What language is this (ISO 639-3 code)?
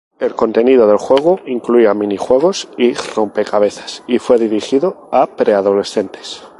spa